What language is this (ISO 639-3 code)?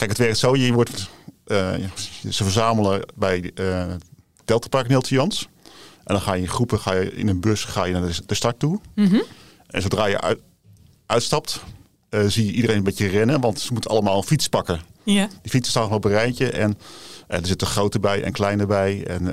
nld